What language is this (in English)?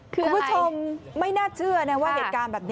Thai